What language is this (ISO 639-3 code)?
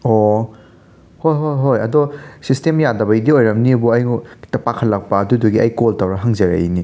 mni